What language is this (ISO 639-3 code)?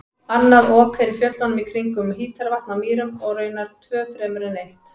isl